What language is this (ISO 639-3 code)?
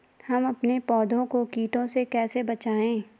hin